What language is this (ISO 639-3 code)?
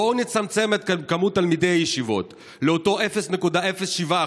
heb